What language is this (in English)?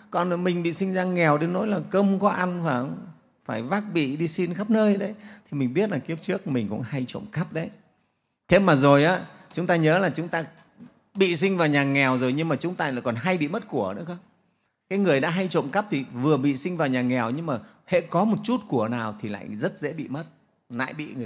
Vietnamese